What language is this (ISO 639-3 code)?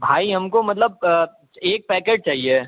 urd